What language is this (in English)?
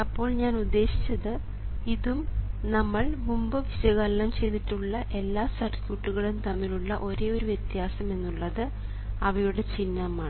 Malayalam